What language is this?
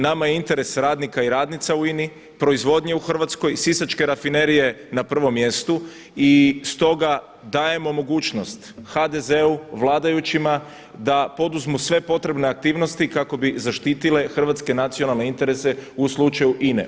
Croatian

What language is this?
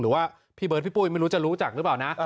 Thai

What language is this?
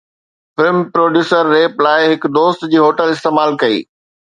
Sindhi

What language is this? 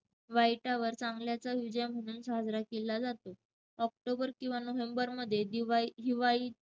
Marathi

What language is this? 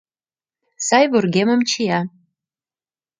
Mari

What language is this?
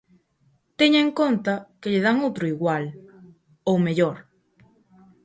Galician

